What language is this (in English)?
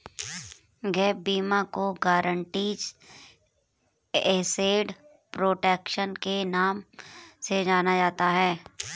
Hindi